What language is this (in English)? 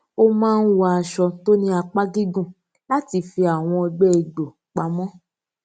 Yoruba